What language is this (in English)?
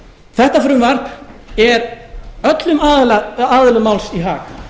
Icelandic